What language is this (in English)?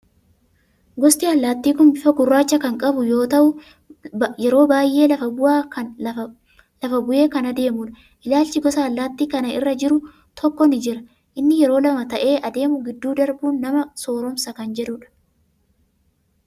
Oromo